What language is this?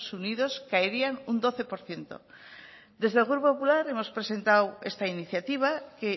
Spanish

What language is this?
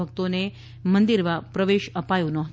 Gujarati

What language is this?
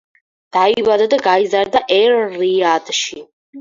Georgian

